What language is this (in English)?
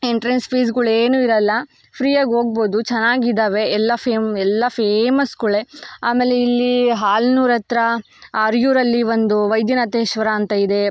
Kannada